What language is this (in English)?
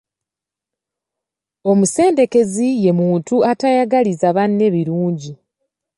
Ganda